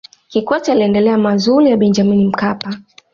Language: Swahili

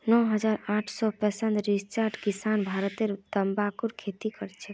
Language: Magahi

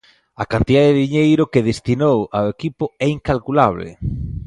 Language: Galician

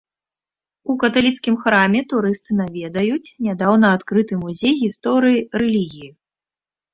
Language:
Belarusian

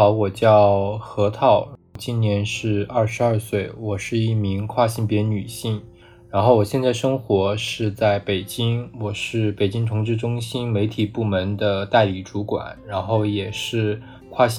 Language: Chinese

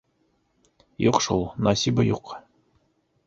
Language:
Bashkir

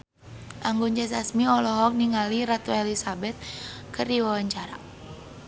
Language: Sundanese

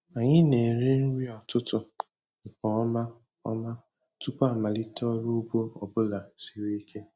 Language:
Igbo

